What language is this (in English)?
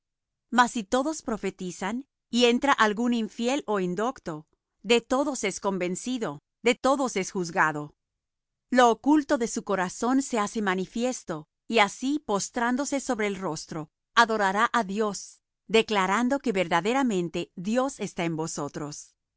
Spanish